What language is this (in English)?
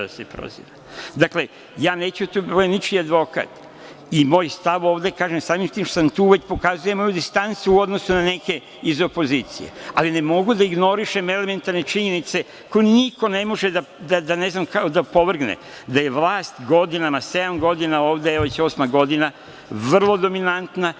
Serbian